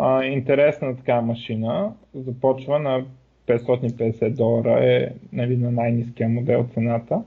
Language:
Bulgarian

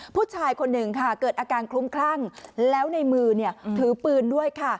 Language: Thai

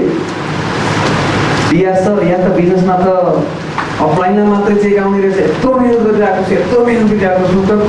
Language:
Indonesian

